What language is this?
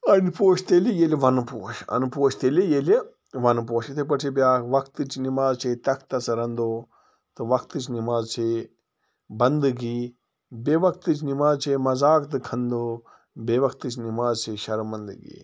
Kashmiri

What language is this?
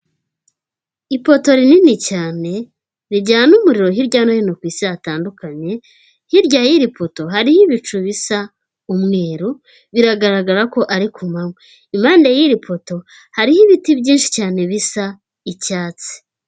Kinyarwanda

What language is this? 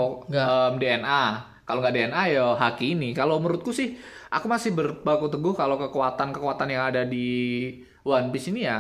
Indonesian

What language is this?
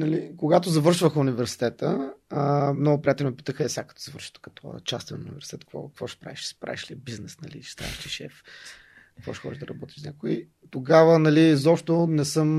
Bulgarian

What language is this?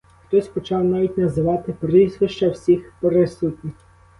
Ukrainian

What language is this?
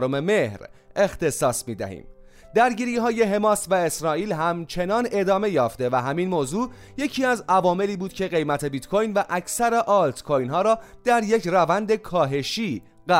Persian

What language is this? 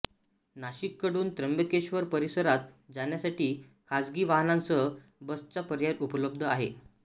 Marathi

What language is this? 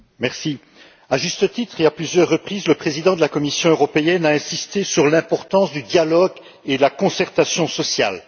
French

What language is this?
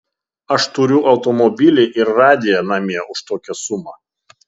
Lithuanian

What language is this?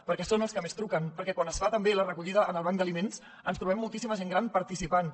Catalan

